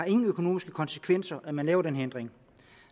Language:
Danish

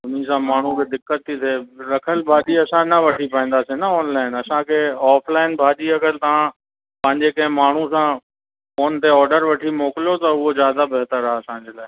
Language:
Sindhi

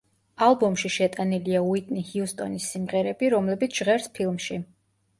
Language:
Georgian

